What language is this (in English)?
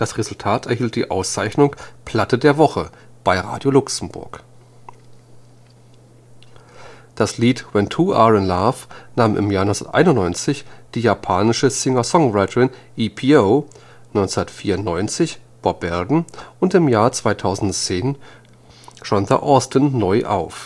German